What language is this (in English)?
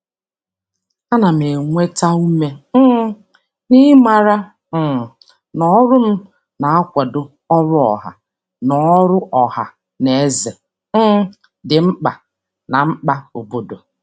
Igbo